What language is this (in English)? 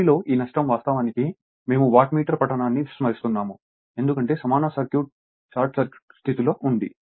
Telugu